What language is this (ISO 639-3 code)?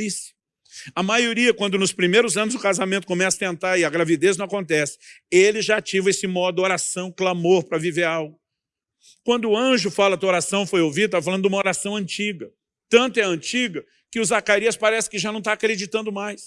por